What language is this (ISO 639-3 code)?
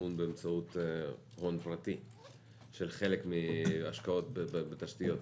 heb